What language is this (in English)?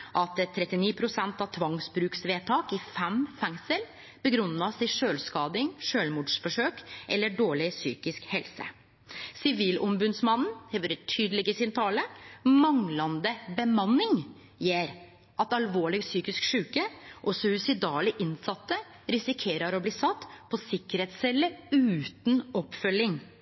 Norwegian Nynorsk